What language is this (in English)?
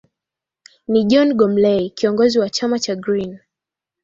Swahili